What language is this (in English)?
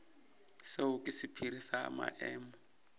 Northern Sotho